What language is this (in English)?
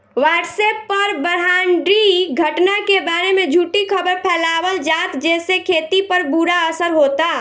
Bhojpuri